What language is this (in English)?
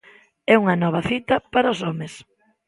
Galician